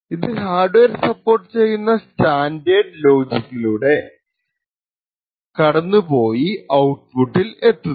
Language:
Malayalam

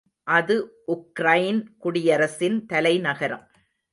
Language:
Tamil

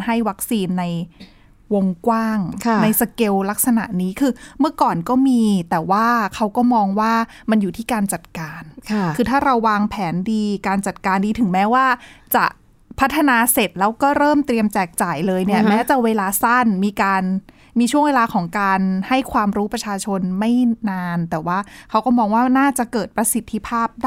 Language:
Thai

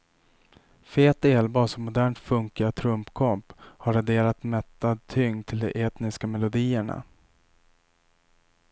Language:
Swedish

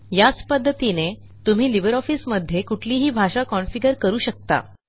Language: Marathi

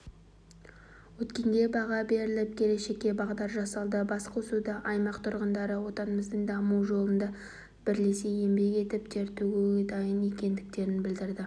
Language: Kazakh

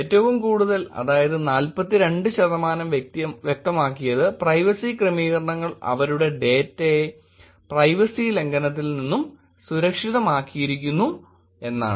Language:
Malayalam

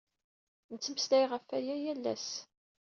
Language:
Kabyle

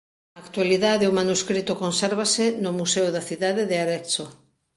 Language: Galician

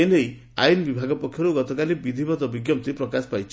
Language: Odia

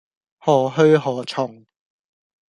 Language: Cantonese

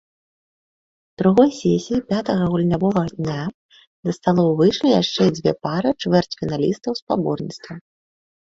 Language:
Belarusian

